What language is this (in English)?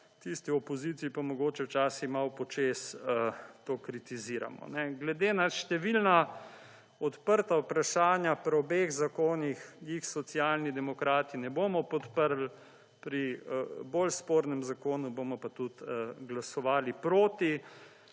Slovenian